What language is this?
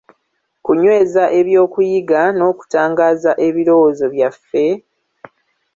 Ganda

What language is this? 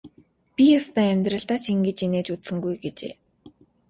Mongolian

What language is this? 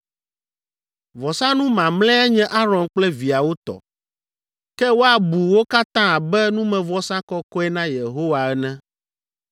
Ewe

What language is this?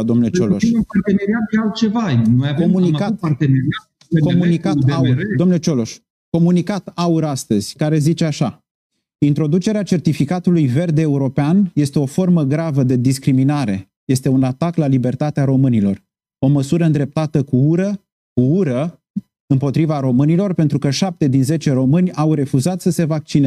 Romanian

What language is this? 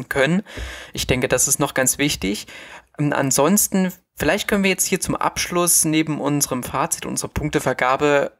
German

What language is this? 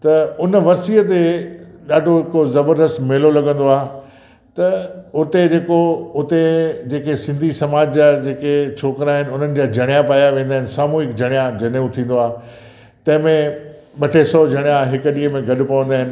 Sindhi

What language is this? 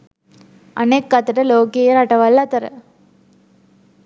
Sinhala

